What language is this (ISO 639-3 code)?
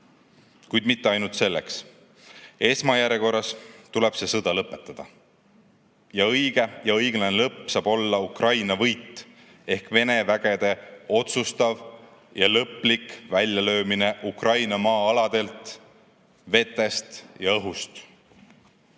est